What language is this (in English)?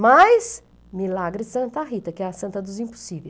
Portuguese